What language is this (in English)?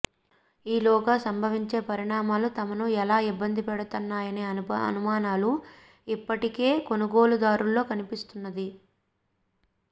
Telugu